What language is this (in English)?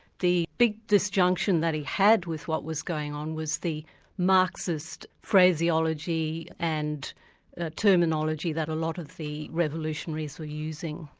English